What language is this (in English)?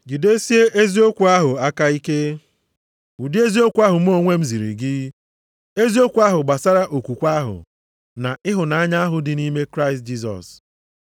Igbo